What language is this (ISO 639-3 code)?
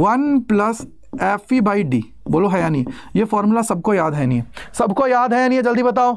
hin